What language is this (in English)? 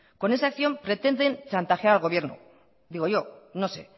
Spanish